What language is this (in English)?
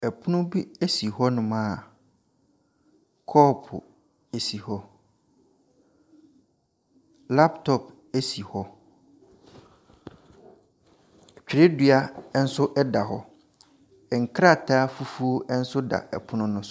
Akan